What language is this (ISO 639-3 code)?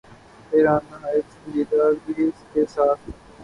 urd